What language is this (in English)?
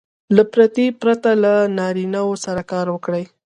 Pashto